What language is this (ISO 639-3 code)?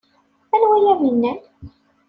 kab